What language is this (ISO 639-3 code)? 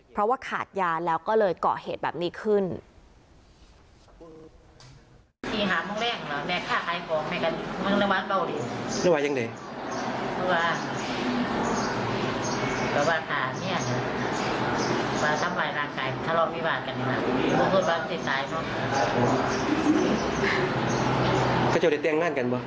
tha